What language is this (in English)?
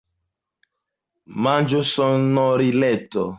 Esperanto